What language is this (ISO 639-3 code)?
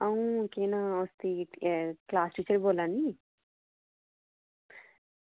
doi